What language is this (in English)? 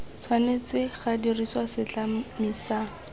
Tswana